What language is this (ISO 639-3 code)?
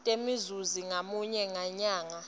ssw